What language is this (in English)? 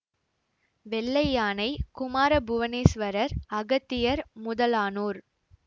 Tamil